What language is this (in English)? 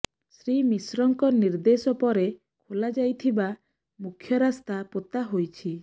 Odia